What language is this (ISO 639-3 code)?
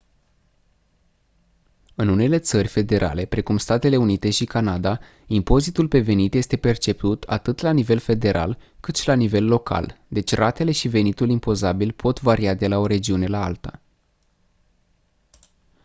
ron